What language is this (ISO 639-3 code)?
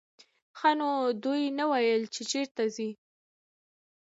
pus